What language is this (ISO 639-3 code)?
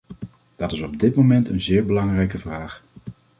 nld